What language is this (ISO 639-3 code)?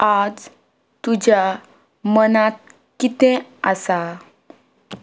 kok